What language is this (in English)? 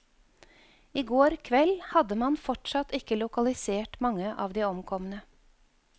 Norwegian